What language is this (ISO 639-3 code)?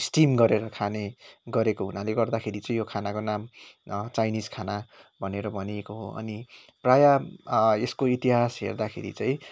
nep